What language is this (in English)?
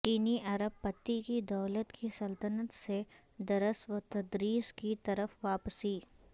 Urdu